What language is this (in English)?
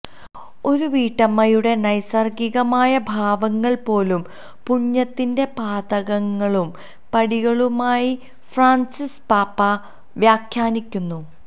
Malayalam